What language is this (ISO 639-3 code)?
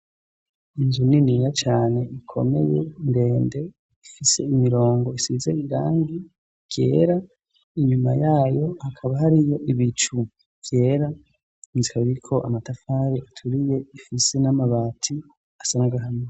run